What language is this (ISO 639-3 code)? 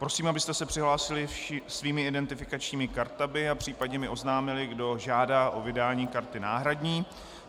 ces